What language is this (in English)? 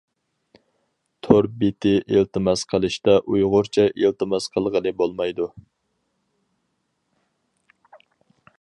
Uyghur